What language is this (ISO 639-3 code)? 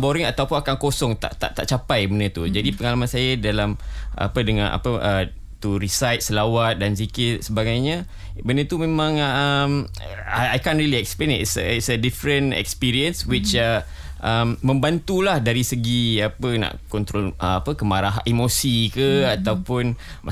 msa